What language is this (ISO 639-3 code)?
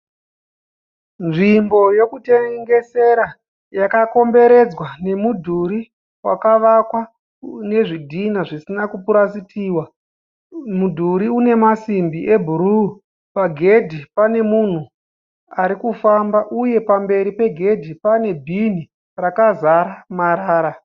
sna